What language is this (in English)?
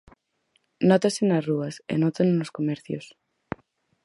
Galician